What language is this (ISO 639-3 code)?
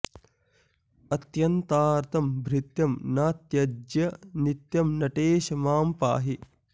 san